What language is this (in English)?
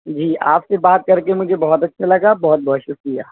Urdu